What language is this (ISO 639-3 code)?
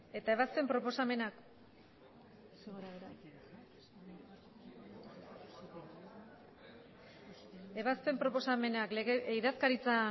eus